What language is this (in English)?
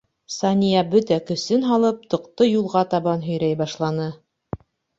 Bashkir